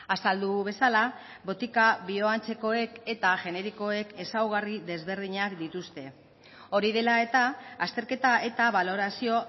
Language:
Basque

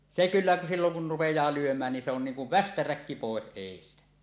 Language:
Finnish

